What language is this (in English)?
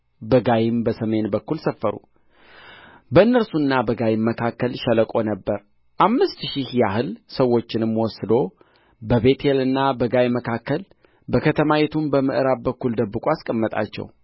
Amharic